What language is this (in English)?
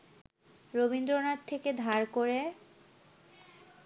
Bangla